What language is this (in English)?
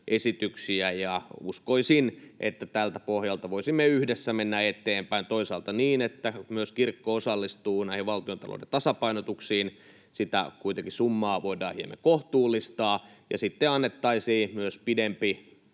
Finnish